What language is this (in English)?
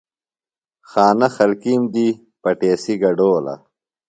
Phalura